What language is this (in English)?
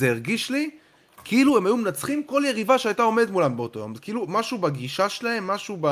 Hebrew